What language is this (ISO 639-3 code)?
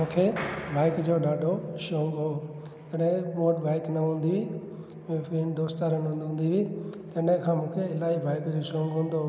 snd